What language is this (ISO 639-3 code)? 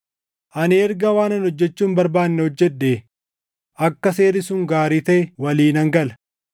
orm